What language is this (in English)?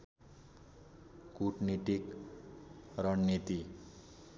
Nepali